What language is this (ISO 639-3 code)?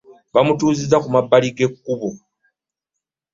lug